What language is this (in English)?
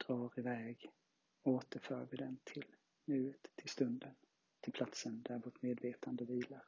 Swedish